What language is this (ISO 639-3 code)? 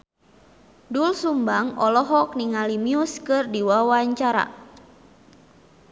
sun